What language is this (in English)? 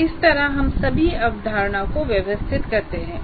Hindi